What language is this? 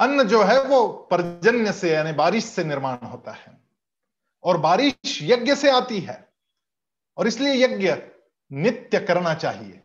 Hindi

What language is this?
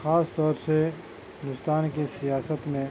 Urdu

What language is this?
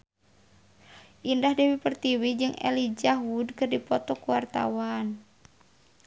Sundanese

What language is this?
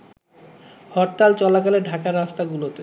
Bangla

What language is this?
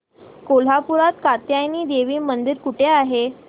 Marathi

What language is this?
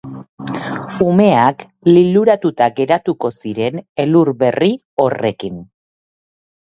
Basque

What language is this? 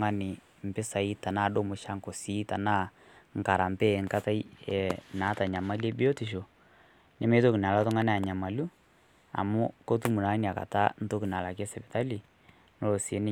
Masai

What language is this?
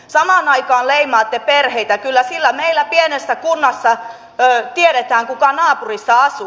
Finnish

